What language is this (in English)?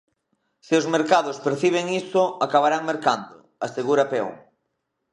Galician